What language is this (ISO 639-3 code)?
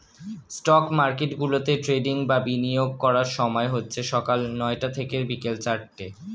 ben